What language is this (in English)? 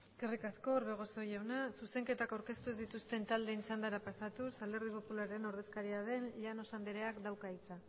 Basque